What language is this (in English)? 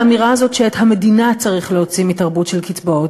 Hebrew